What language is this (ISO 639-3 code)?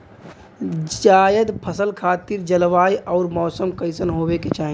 bho